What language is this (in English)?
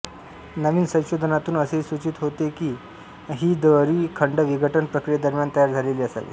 Marathi